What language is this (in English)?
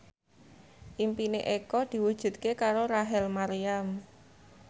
Javanese